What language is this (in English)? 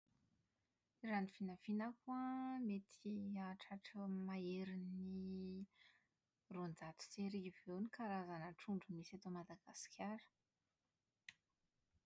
Malagasy